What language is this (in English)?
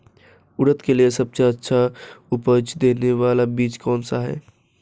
Hindi